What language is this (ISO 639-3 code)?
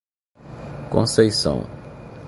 por